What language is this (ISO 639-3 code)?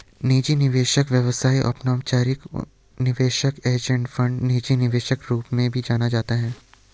hin